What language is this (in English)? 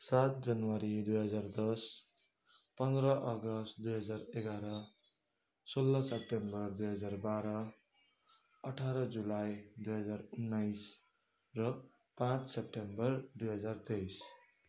Nepali